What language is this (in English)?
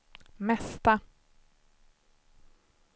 Swedish